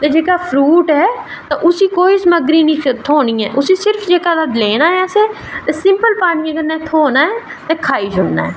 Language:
Dogri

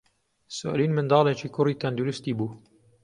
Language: Central Kurdish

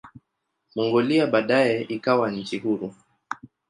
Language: Swahili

